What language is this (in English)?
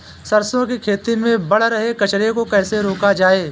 Hindi